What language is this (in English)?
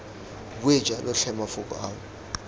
Tswana